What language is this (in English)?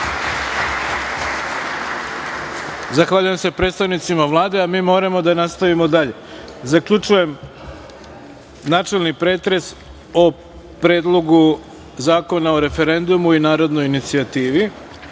Serbian